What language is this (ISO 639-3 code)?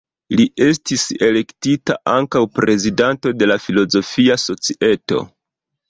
epo